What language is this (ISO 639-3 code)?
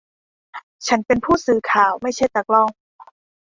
tha